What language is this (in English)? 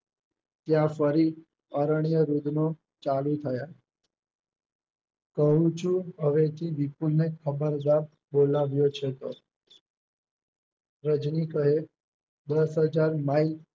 Gujarati